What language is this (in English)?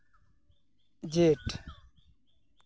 Santali